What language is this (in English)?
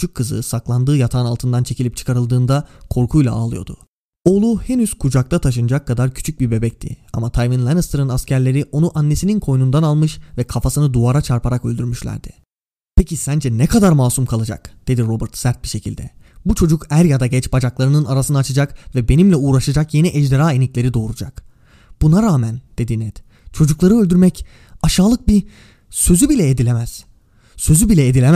Turkish